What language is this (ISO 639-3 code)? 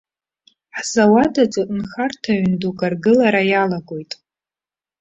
abk